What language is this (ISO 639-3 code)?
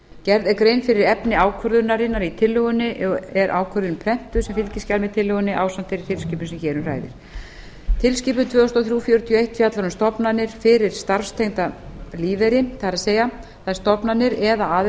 isl